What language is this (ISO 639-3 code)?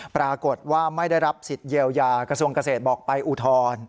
tha